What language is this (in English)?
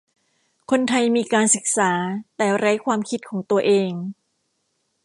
Thai